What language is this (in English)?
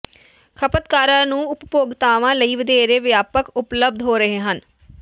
Punjabi